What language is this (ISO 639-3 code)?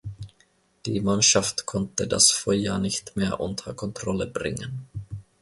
deu